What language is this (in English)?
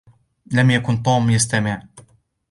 Arabic